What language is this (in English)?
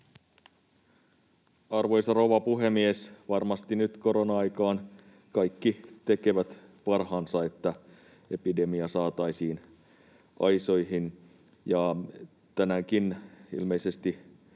Finnish